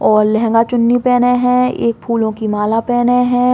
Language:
Bundeli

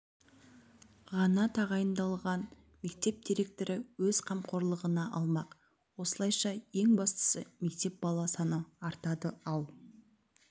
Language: Kazakh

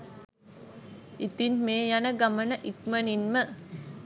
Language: Sinhala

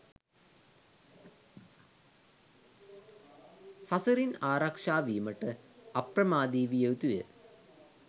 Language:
Sinhala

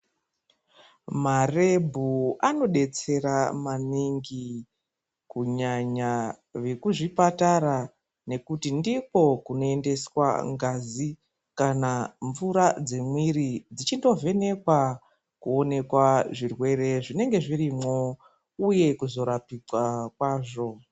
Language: Ndau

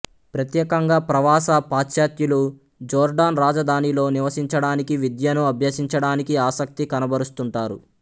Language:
Telugu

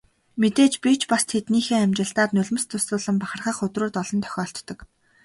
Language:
Mongolian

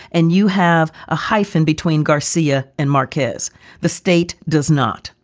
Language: English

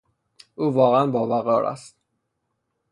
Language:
Persian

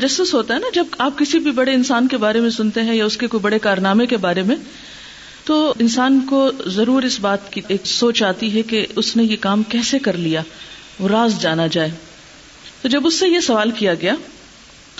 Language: Urdu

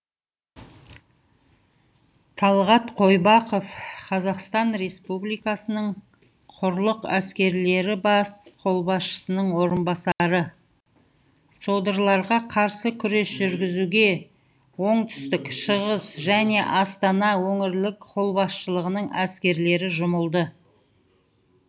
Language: Kazakh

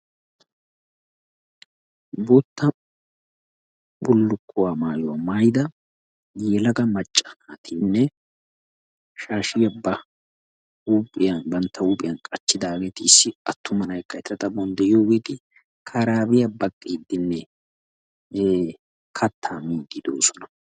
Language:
Wolaytta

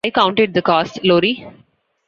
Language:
English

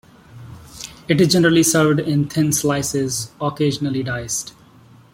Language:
English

